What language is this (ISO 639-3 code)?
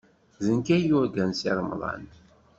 kab